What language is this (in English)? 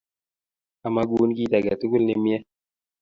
Kalenjin